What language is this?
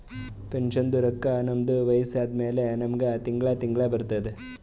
Kannada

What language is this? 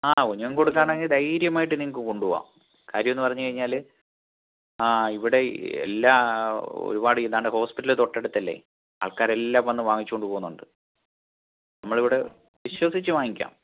Malayalam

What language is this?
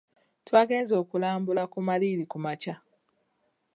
Ganda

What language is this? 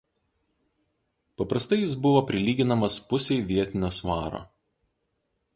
Lithuanian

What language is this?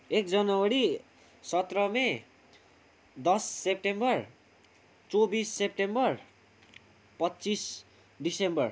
Nepali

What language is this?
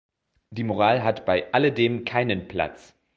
German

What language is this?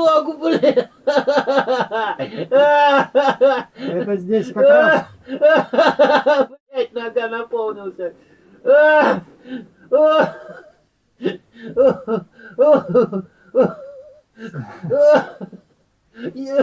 Russian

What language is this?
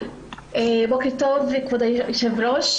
Hebrew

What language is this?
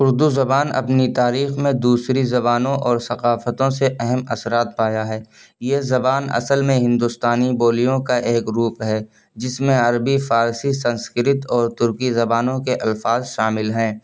Urdu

